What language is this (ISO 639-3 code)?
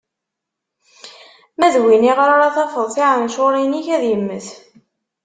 kab